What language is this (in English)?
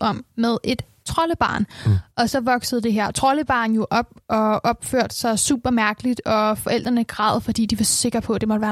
Danish